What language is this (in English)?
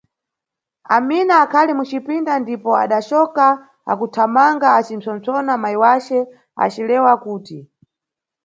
Nyungwe